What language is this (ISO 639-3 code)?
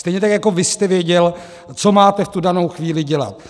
ces